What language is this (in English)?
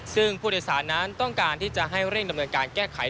Thai